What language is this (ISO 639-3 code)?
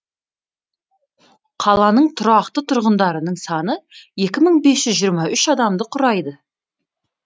kaz